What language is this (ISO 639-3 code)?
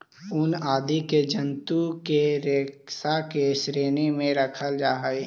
mag